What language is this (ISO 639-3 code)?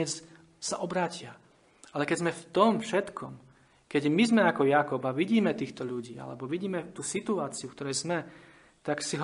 slk